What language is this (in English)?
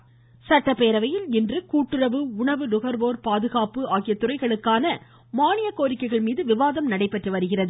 Tamil